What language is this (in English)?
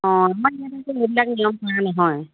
Assamese